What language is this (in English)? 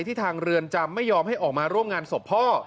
Thai